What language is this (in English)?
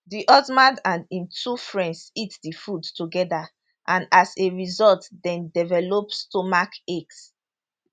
Nigerian Pidgin